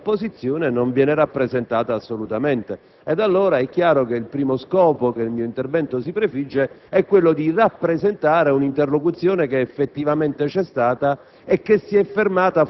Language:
Italian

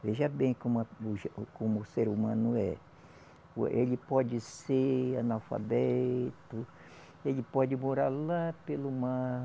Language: Portuguese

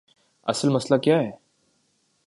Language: Urdu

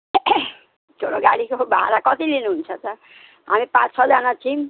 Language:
Nepali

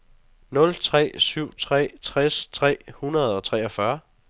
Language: Danish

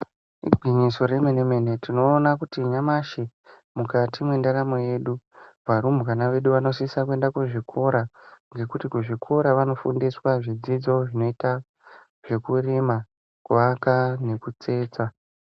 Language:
Ndau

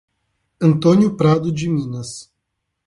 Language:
Portuguese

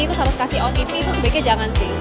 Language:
Indonesian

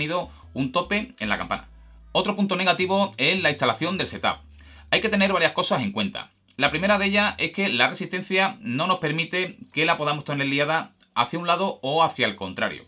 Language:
Spanish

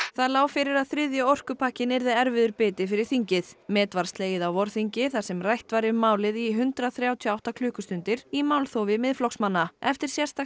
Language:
Icelandic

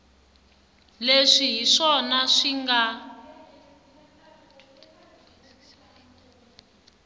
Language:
Tsonga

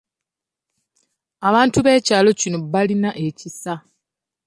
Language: Ganda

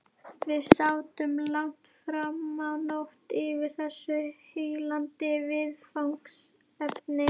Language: Icelandic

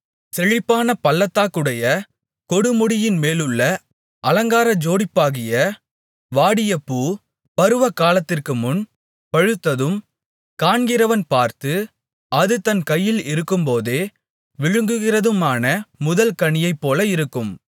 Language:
Tamil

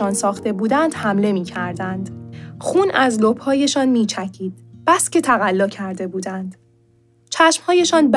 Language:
Persian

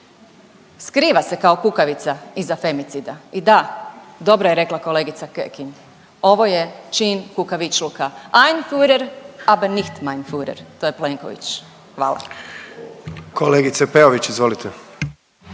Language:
Croatian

